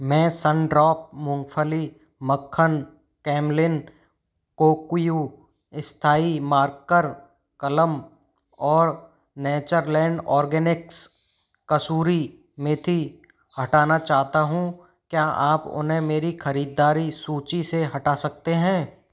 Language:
Hindi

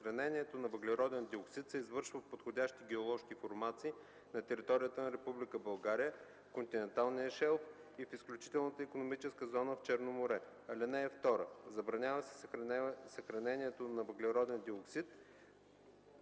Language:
Bulgarian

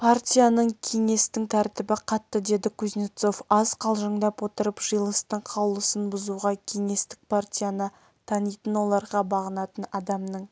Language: Kazakh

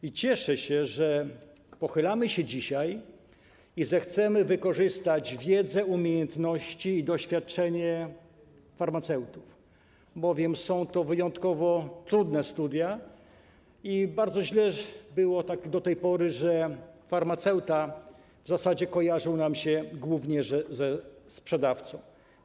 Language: Polish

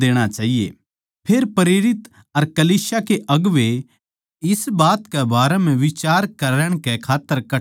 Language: Haryanvi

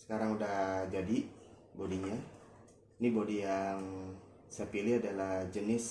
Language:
Indonesian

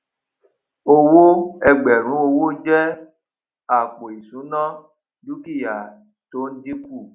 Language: Yoruba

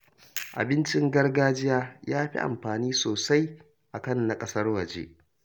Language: Hausa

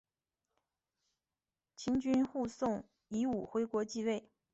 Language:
Chinese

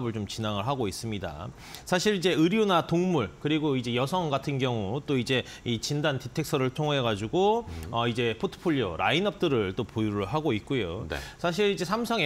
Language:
Korean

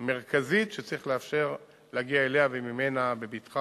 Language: Hebrew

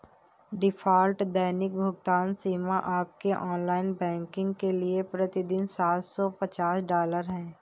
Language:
Hindi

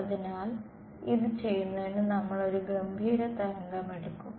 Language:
Malayalam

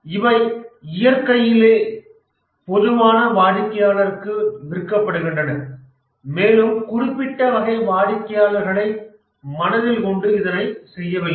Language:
Tamil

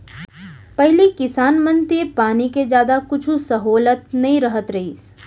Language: Chhattisgarhi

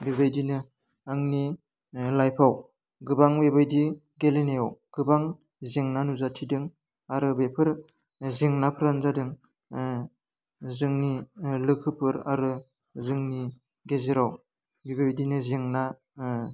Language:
Bodo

